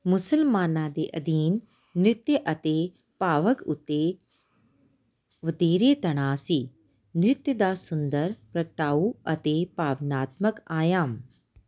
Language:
Punjabi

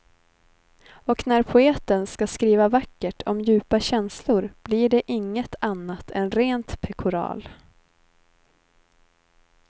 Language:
Swedish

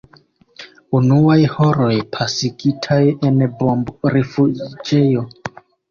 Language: Esperanto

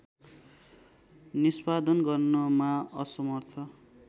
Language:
Nepali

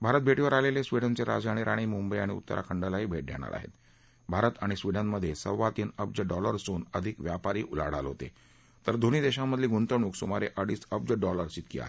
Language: Marathi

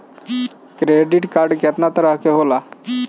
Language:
Bhojpuri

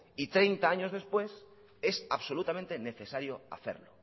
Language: Spanish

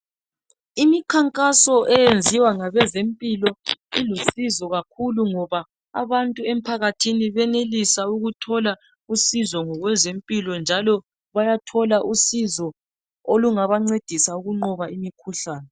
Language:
North Ndebele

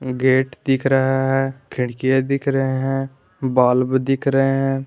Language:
Hindi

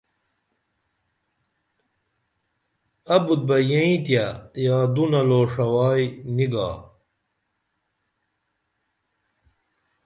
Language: Dameli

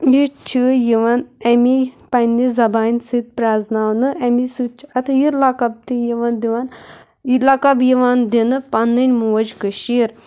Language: Kashmiri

